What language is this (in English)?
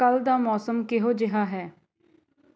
Punjabi